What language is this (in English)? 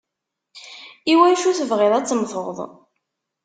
Kabyle